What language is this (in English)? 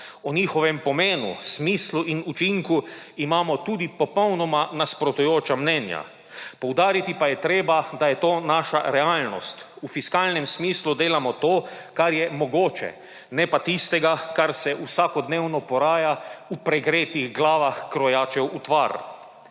Slovenian